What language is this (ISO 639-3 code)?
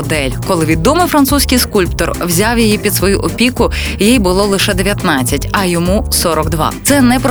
ukr